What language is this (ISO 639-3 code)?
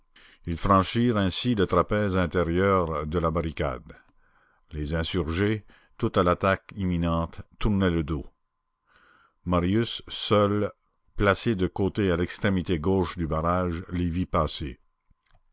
fra